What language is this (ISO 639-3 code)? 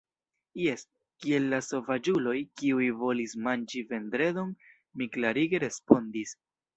epo